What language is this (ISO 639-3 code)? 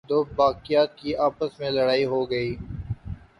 urd